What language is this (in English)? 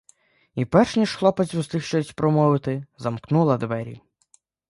Ukrainian